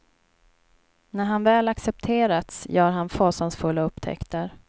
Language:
Swedish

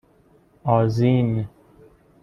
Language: Persian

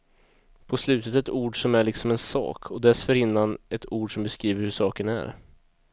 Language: Swedish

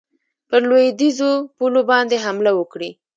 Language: Pashto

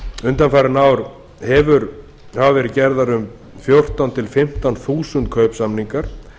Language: Icelandic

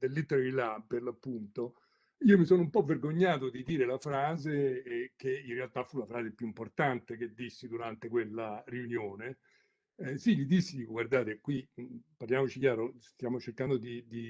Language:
Italian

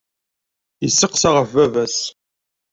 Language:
Kabyle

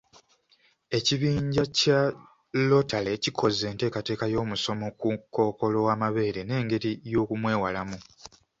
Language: Ganda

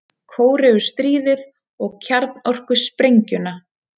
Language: Icelandic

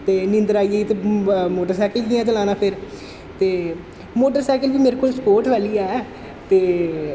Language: Dogri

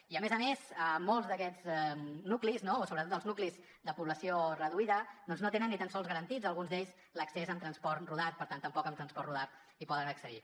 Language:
Catalan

